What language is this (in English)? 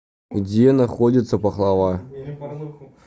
Russian